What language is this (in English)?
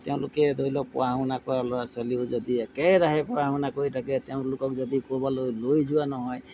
Assamese